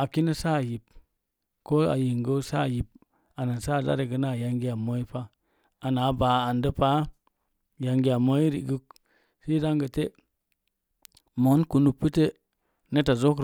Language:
Mom Jango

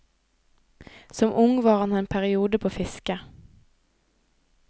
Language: Norwegian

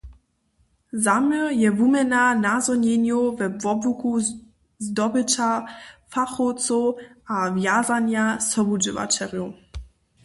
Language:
Upper Sorbian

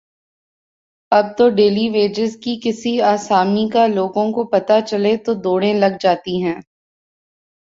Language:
Urdu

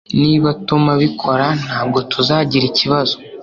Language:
Kinyarwanda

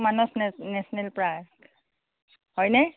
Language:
Assamese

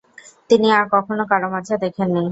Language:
Bangla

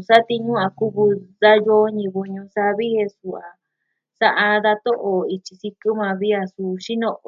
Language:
Southwestern Tlaxiaco Mixtec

